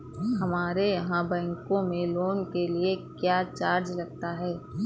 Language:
Hindi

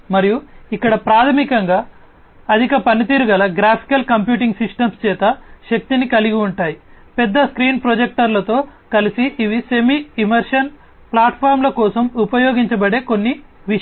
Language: Telugu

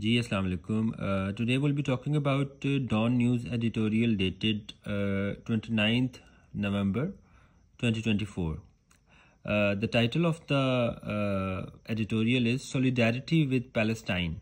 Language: Hindi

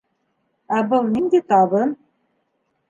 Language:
Bashkir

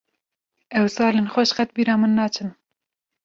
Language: Kurdish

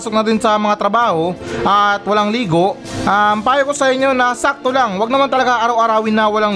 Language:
Filipino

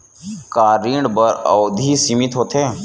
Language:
Chhattisgarhi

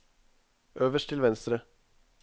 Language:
Norwegian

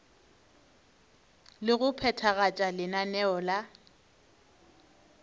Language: Northern Sotho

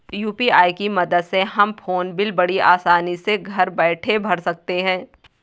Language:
Hindi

